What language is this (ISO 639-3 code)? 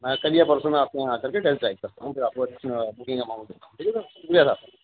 urd